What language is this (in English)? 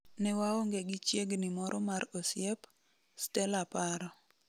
Luo (Kenya and Tanzania)